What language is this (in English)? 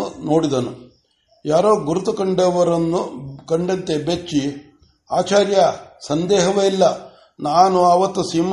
Kannada